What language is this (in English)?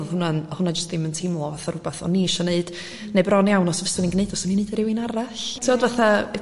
Welsh